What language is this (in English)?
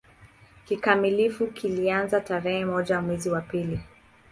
Swahili